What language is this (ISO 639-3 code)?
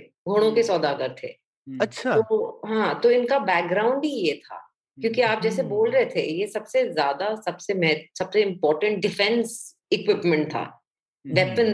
hin